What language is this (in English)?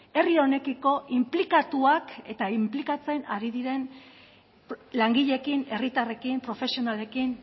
Basque